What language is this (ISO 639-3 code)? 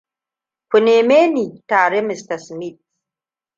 hau